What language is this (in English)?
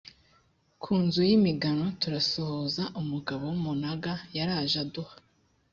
Kinyarwanda